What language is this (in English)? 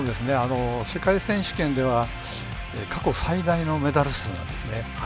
Japanese